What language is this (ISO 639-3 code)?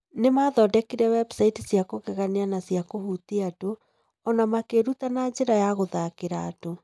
kik